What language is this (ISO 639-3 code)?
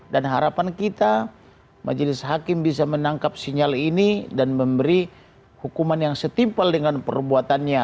ind